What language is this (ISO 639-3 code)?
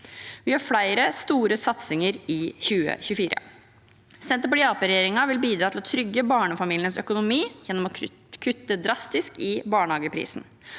nor